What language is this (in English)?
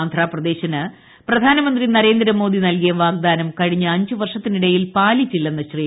Malayalam